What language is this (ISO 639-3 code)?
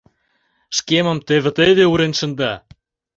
chm